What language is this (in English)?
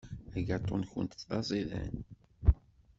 Kabyle